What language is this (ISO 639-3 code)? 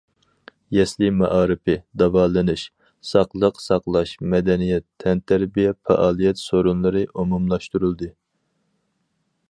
uig